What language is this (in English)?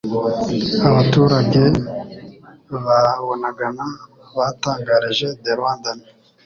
Kinyarwanda